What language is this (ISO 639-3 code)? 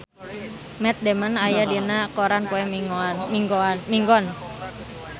sun